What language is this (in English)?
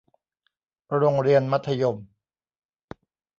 Thai